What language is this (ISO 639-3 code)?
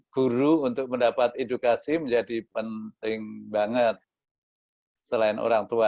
ind